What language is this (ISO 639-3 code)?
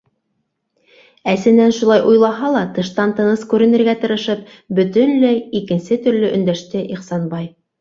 bak